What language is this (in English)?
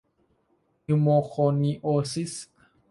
Thai